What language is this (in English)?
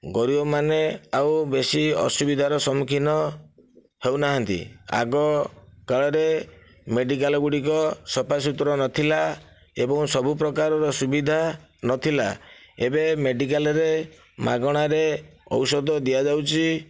Odia